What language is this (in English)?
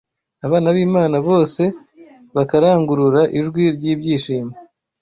Kinyarwanda